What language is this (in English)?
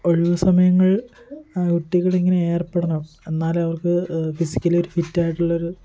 Malayalam